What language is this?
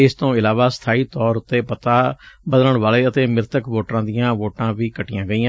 Punjabi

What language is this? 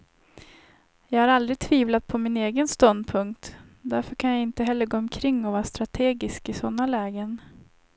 Swedish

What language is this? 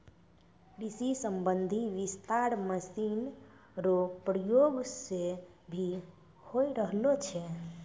Maithili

